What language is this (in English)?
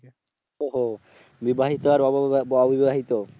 Bangla